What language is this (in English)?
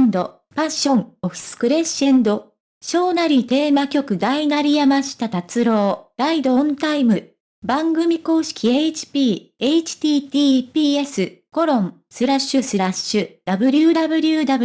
Japanese